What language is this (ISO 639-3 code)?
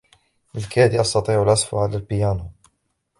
ara